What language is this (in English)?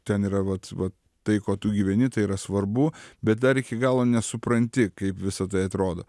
Lithuanian